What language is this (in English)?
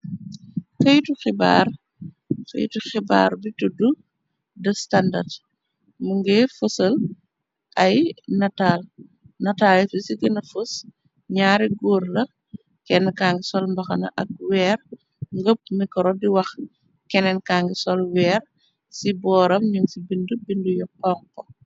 Wolof